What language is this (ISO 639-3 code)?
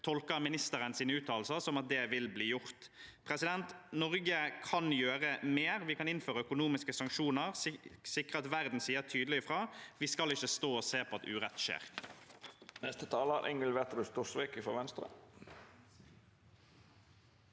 nor